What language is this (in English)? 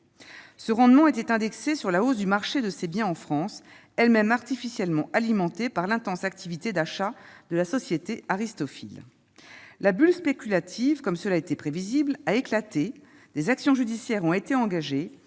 French